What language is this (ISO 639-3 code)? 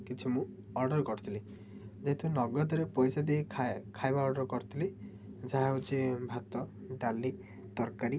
ori